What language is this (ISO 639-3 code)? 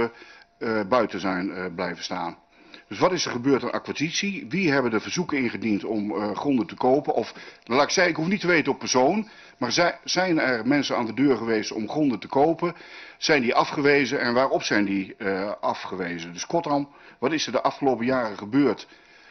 nld